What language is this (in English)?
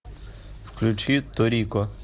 Russian